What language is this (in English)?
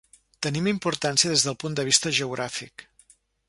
Catalan